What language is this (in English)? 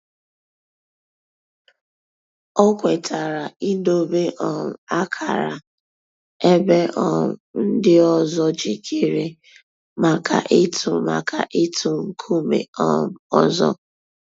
Igbo